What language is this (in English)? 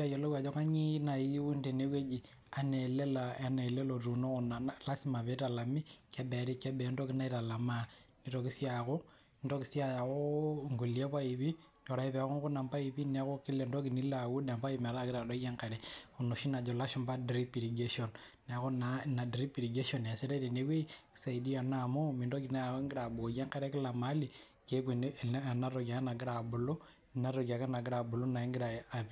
Masai